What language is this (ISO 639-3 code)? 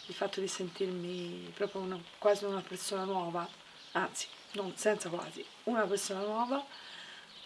ita